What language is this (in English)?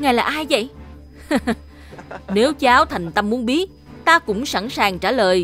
Vietnamese